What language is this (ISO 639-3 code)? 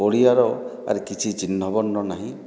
ori